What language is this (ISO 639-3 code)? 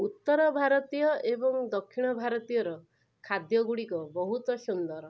ori